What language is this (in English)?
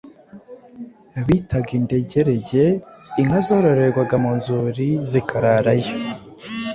Kinyarwanda